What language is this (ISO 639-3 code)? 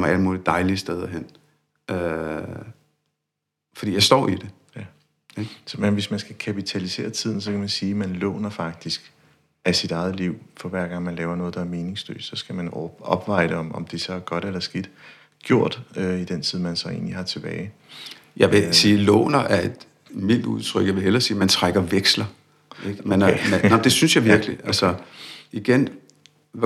dan